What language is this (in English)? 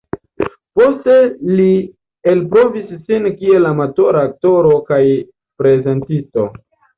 Esperanto